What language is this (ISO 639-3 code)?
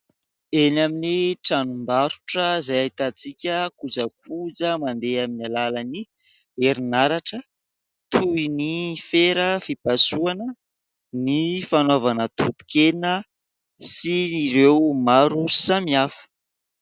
mlg